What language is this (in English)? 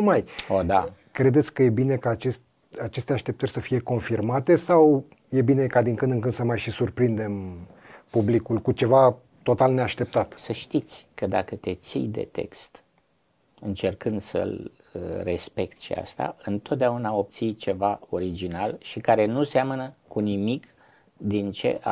Romanian